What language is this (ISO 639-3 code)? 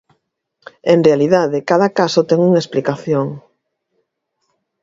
glg